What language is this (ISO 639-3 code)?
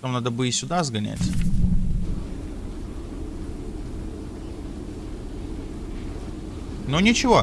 rus